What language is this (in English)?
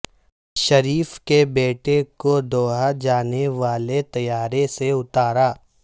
Urdu